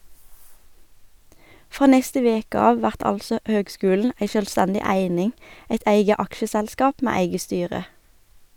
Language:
Norwegian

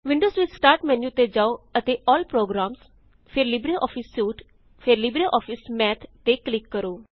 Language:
Punjabi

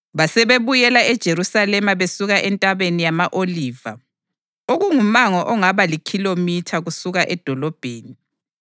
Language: North Ndebele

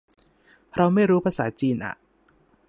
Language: Thai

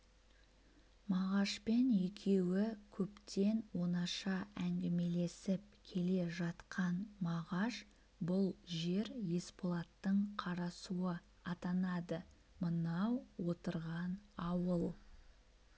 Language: Kazakh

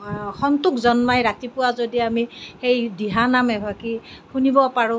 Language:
Assamese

